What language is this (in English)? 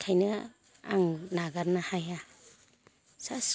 Bodo